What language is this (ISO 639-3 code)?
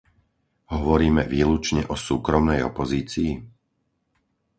slk